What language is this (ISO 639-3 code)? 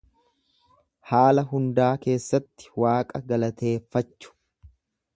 orm